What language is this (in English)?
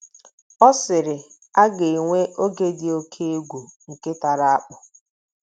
Igbo